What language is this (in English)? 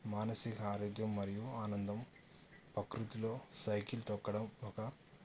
Telugu